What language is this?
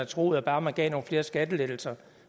Danish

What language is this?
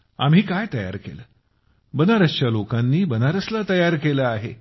Marathi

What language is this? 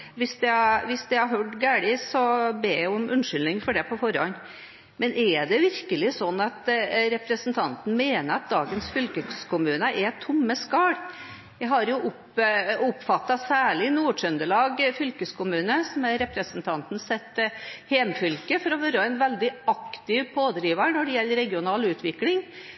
Norwegian Bokmål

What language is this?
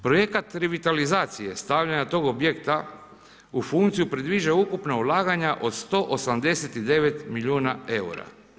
Croatian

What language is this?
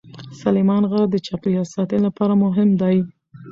Pashto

